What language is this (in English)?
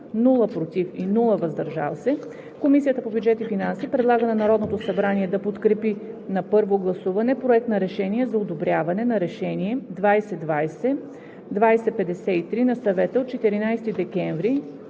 Bulgarian